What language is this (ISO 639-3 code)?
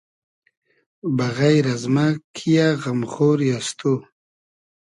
haz